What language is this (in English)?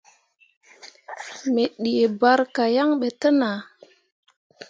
Mundang